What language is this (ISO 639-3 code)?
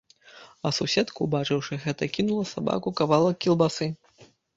bel